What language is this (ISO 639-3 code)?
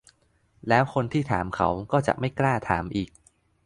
tha